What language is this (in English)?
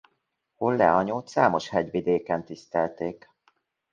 Hungarian